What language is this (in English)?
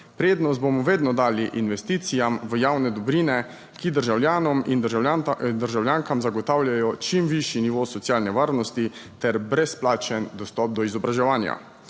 Slovenian